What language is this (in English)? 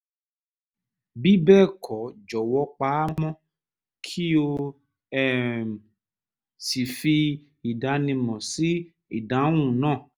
Yoruba